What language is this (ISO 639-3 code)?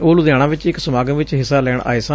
pan